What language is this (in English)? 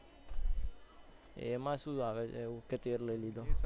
Gujarati